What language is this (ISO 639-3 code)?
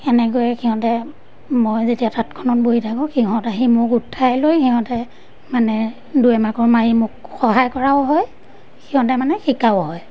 asm